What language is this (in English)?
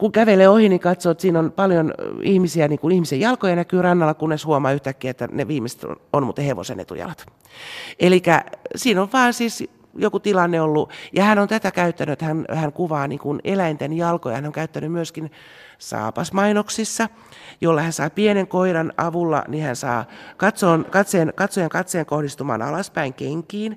Finnish